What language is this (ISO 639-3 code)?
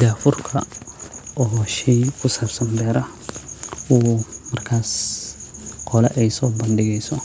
som